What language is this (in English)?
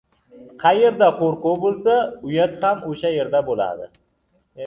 Uzbek